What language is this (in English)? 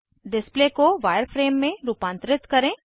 Hindi